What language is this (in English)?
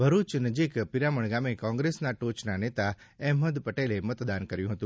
Gujarati